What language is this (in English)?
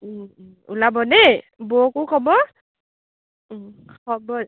Assamese